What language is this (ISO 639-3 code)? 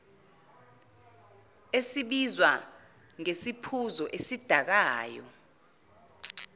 zul